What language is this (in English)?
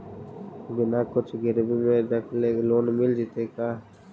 Magahi